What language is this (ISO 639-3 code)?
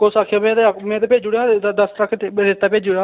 doi